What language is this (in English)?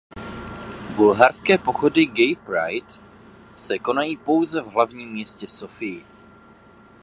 Czech